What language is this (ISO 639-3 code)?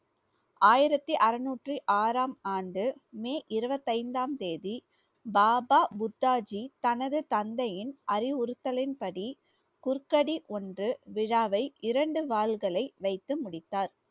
tam